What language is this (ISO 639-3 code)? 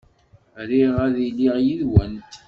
kab